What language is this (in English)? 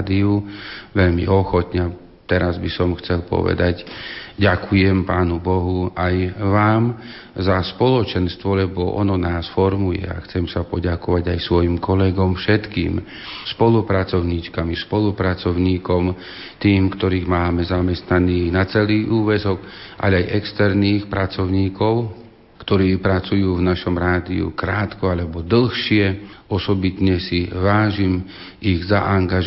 Slovak